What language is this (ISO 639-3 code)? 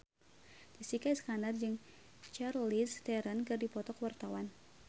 sun